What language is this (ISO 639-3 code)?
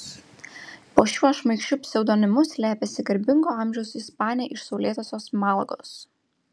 lit